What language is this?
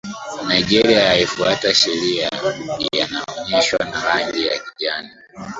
Swahili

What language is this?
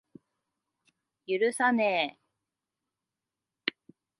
Japanese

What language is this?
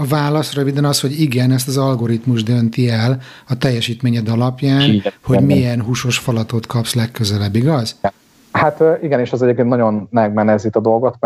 Hungarian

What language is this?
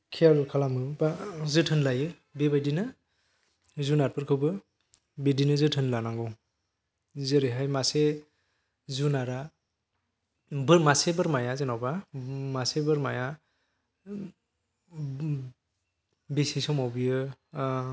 Bodo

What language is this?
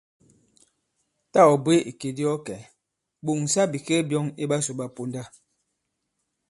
Bankon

